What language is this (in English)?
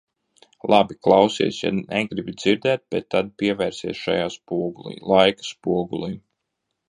Latvian